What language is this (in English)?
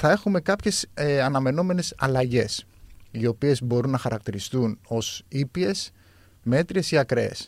Greek